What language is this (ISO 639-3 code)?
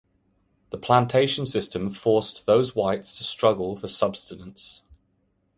eng